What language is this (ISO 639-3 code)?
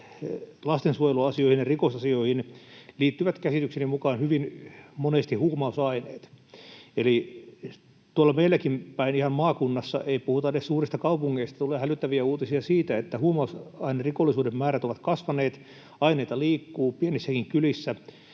fin